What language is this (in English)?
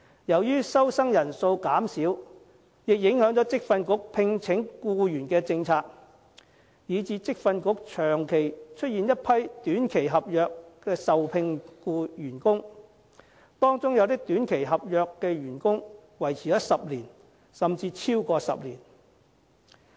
Cantonese